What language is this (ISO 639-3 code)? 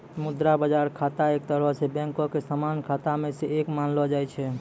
mai